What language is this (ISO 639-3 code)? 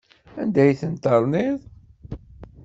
kab